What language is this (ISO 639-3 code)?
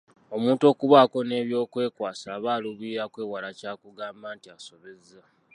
lug